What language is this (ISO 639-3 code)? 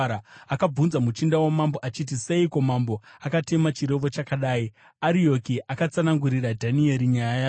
sna